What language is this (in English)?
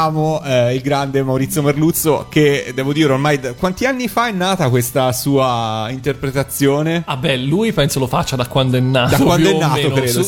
Italian